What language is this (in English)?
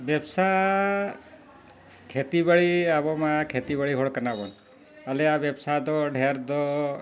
Santali